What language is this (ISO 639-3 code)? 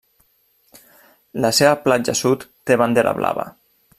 cat